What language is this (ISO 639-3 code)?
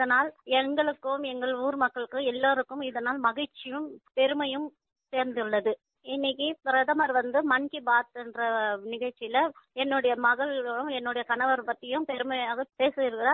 tam